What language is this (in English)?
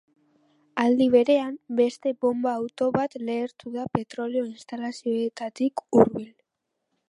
Basque